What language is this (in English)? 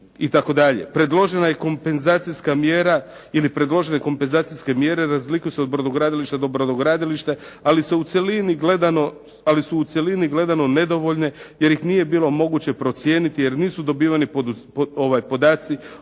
Croatian